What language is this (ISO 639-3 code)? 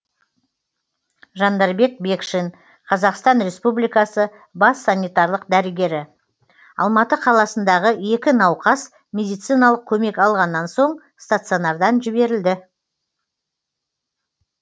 kaz